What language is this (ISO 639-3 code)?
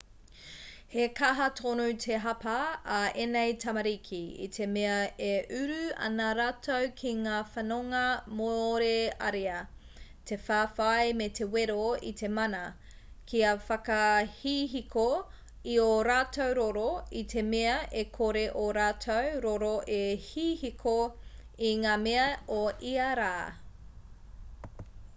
mri